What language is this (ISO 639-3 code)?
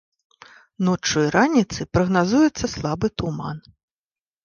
bel